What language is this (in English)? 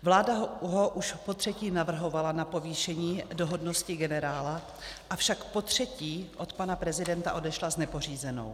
Czech